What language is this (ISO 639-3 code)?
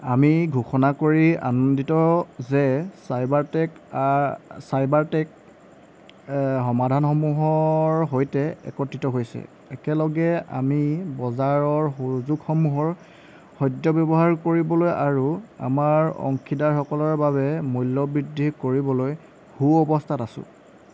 asm